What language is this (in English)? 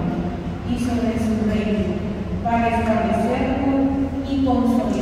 Spanish